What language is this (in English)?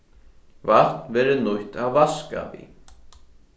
Faroese